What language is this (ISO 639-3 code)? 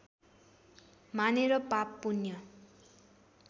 nep